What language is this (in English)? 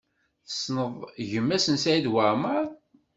Kabyle